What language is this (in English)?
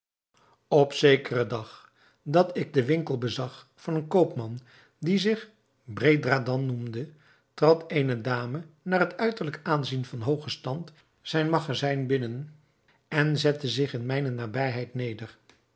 Dutch